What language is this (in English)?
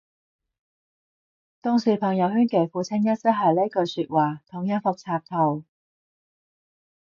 Cantonese